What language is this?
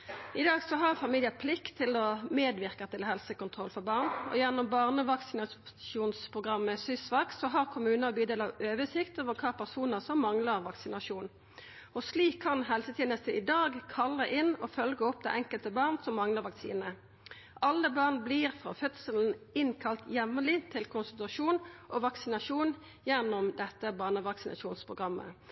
Norwegian Nynorsk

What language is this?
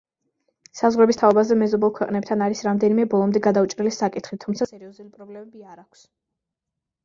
Georgian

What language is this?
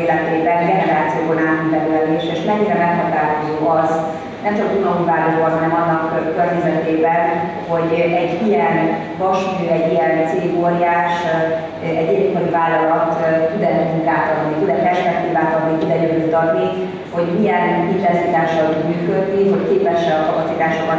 Hungarian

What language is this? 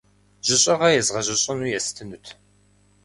Kabardian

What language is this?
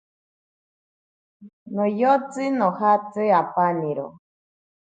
Ashéninka Perené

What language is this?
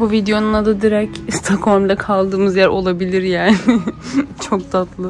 Turkish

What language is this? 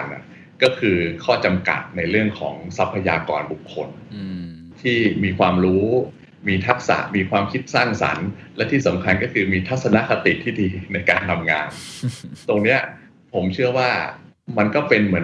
Thai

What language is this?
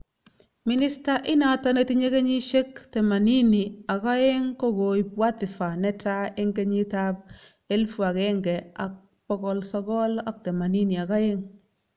Kalenjin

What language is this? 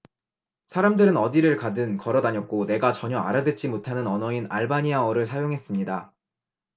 Korean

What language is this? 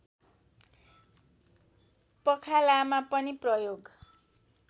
Nepali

